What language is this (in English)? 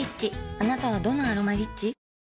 Japanese